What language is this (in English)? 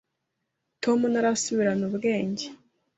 Kinyarwanda